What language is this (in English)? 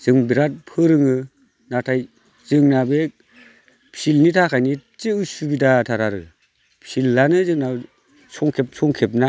Bodo